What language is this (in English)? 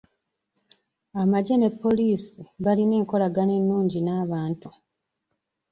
Ganda